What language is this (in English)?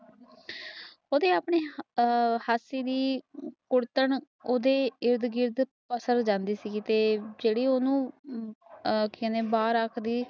Punjabi